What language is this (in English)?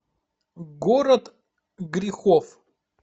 Russian